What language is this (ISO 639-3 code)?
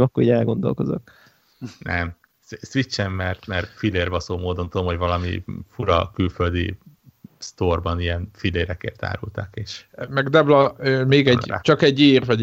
hun